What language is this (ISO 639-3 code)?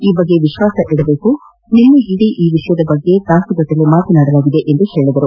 kan